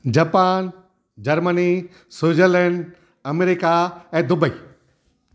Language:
Sindhi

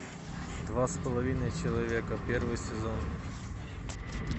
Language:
Russian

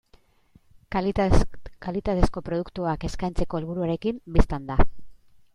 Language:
Basque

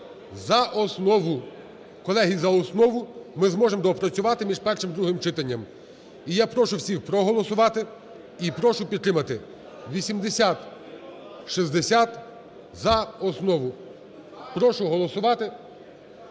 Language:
Ukrainian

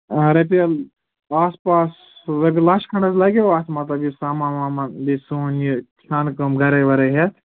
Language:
Kashmiri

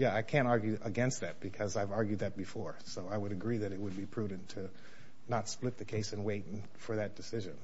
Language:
English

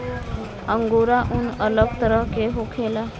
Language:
Bhojpuri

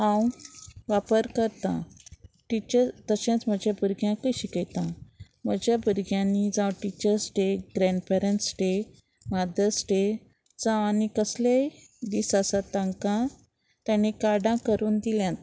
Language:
Konkani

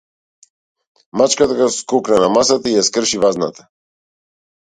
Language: Macedonian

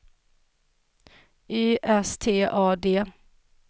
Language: Swedish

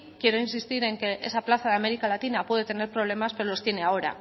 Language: Spanish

